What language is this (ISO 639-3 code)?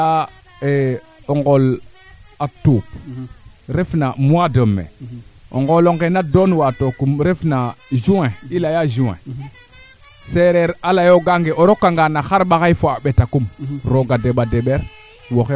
srr